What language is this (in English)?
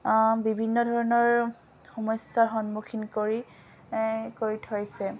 Assamese